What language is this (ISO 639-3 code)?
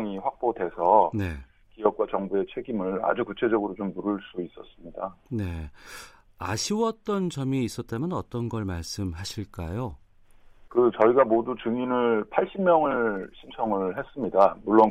kor